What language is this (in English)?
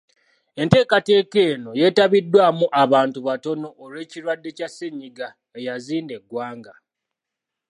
Ganda